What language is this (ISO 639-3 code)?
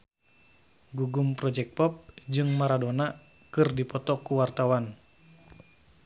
sun